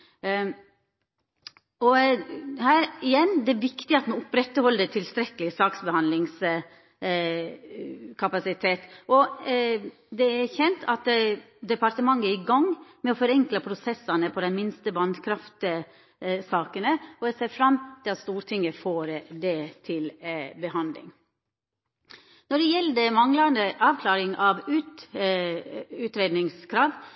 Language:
Norwegian Nynorsk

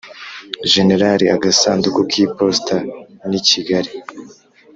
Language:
Kinyarwanda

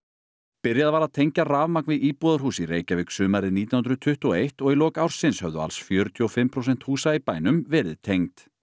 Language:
Icelandic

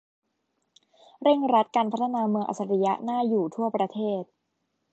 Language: Thai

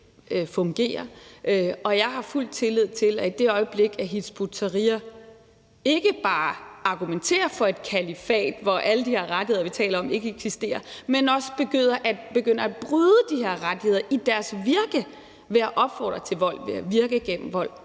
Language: Danish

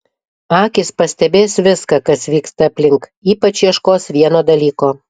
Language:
Lithuanian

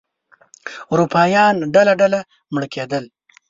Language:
Pashto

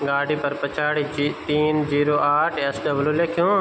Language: Garhwali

